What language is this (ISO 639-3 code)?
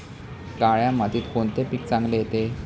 mar